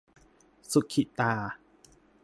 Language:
Thai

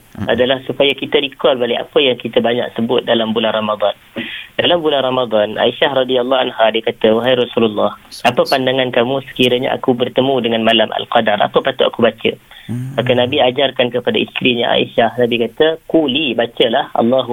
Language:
Malay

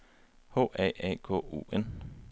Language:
Danish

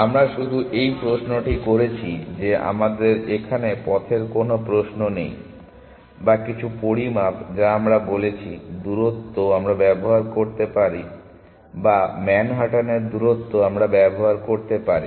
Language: Bangla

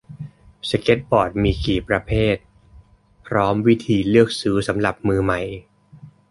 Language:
Thai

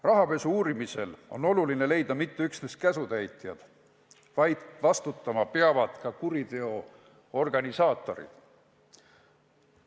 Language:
Estonian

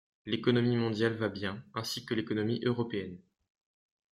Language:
French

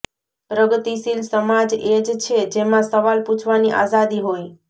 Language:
Gujarati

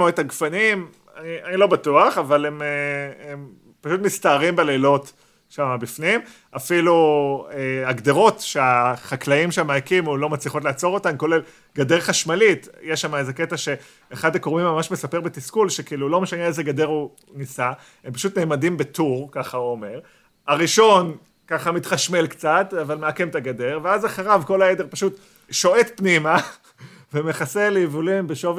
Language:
Hebrew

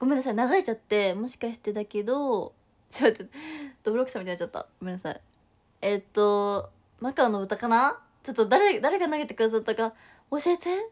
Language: Japanese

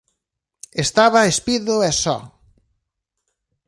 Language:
Galician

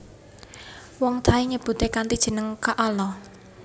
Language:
Javanese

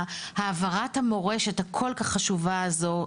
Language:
Hebrew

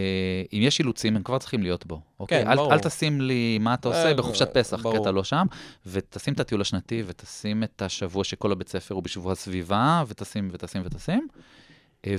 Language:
Hebrew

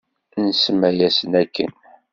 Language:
Kabyle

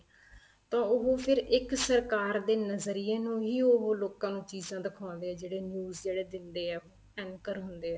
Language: Punjabi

